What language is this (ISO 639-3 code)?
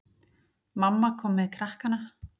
isl